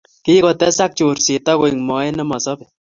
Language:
Kalenjin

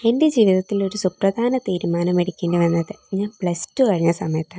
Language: Malayalam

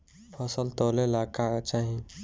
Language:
Bhojpuri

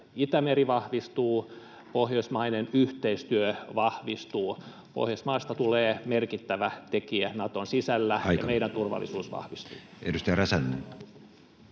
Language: Finnish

